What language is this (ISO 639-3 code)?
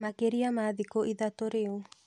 kik